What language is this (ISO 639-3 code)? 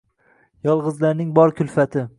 uzb